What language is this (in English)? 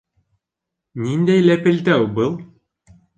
Bashkir